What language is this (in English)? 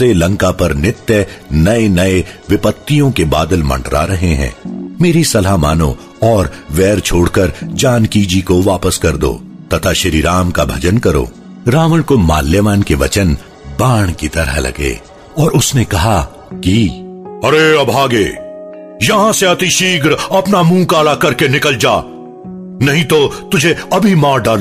Hindi